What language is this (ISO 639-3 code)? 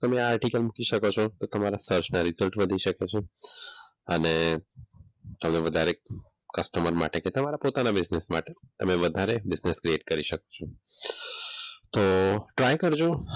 guj